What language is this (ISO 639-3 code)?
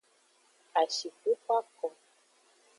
ajg